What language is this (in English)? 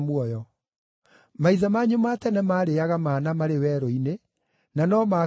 Kikuyu